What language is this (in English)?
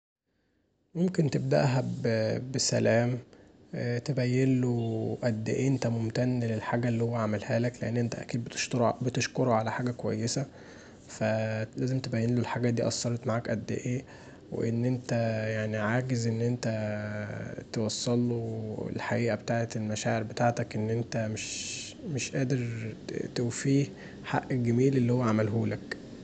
Egyptian Arabic